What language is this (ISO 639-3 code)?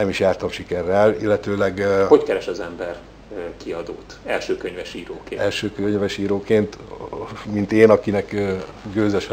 hun